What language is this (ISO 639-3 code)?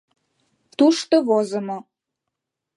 chm